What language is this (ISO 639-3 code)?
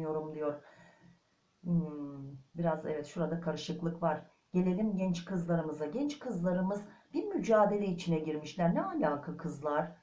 tur